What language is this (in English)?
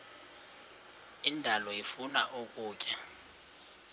Xhosa